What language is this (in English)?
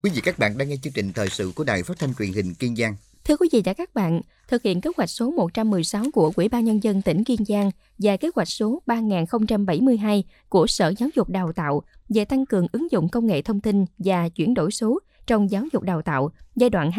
Vietnamese